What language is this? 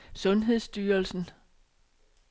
Danish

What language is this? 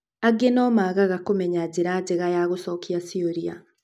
Kikuyu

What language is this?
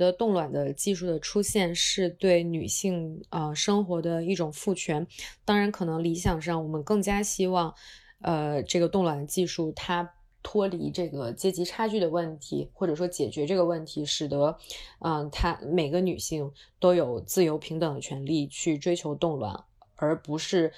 Chinese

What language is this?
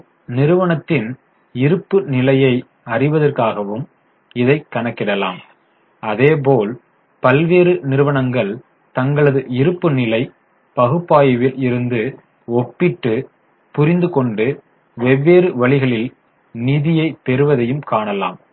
Tamil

